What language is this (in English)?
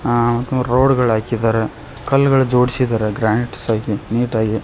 Kannada